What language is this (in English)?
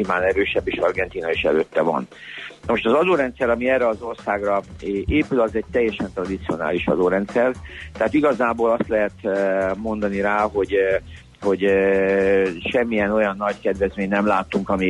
Hungarian